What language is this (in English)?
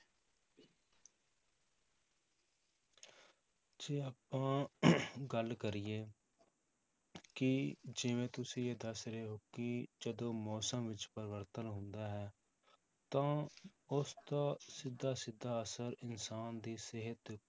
Punjabi